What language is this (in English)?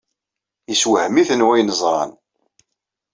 Kabyle